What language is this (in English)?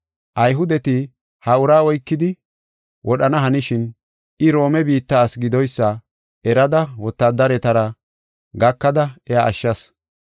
Gofa